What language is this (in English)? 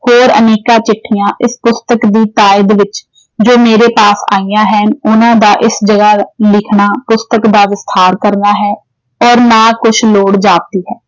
Punjabi